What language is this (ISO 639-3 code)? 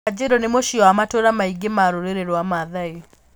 kik